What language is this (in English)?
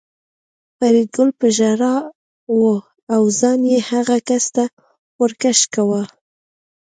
Pashto